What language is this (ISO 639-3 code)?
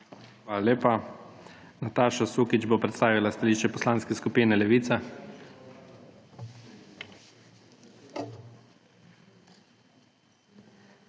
slv